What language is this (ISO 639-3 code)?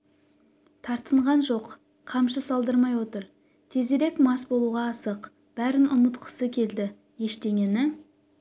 kaz